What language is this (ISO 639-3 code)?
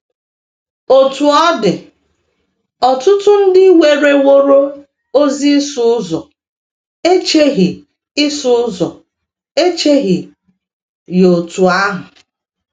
ibo